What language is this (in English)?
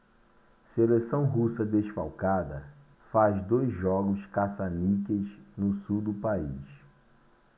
Portuguese